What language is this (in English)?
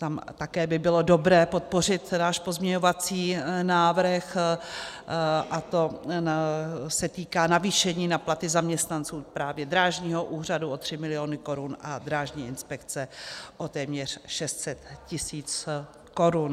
Czech